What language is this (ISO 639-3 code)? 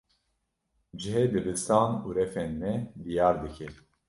kur